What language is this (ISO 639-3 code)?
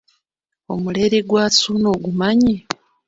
lug